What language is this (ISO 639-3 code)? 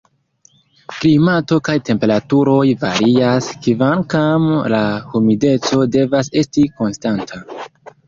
epo